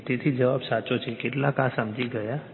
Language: Gujarati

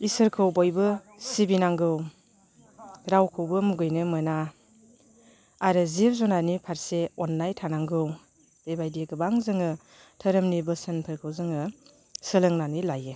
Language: Bodo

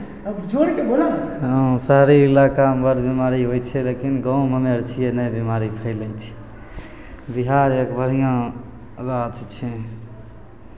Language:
Maithili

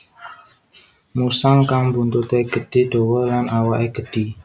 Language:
Javanese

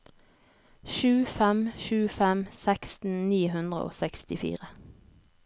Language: Norwegian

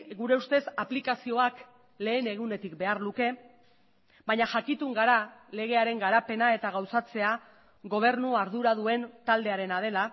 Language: Basque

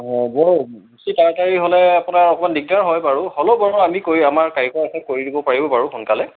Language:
Assamese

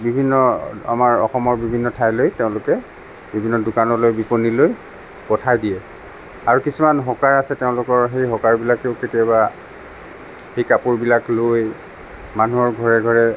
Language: Assamese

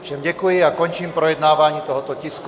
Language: Czech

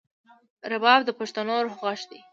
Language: Pashto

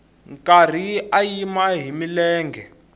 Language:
Tsonga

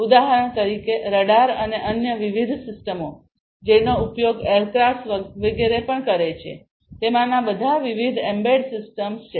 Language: Gujarati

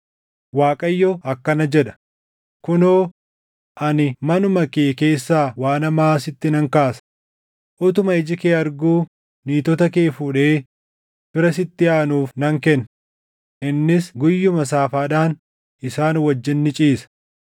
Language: Oromo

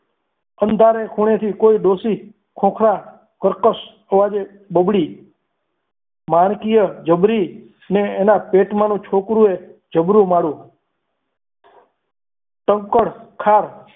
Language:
Gujarati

